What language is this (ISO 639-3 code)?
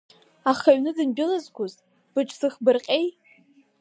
abk